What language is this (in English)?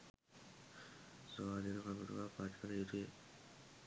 Sinhala